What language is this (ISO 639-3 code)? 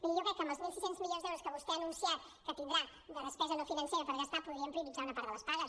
cat